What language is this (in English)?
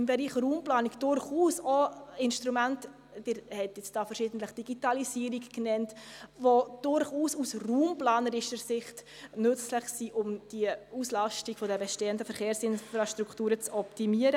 Swiss German